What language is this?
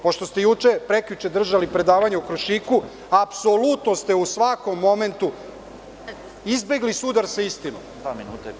Serbian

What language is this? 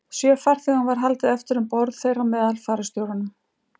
Icelandic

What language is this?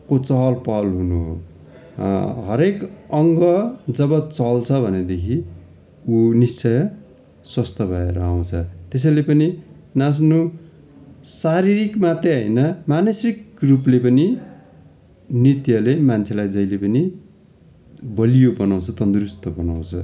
Nepali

